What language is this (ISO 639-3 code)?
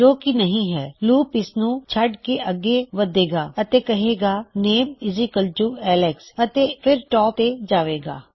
pan